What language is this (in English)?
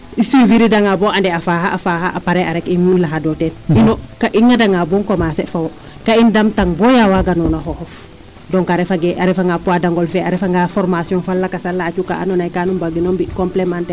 Serer